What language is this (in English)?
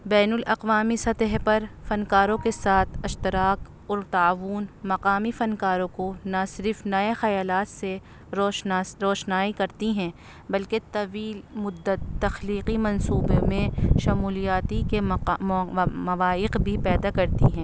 Urdu